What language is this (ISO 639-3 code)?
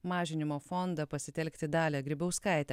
lit